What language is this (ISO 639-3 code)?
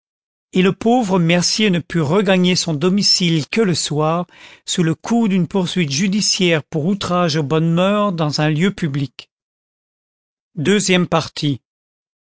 fra